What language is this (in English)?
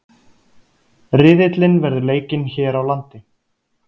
Icelandic